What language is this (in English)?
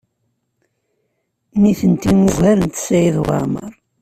Kabyle